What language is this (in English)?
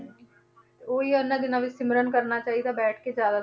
Punjabi